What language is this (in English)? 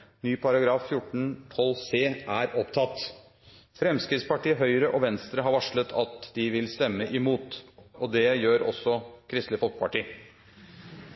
Norwegian Bokmål